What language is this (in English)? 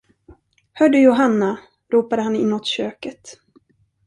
Swedish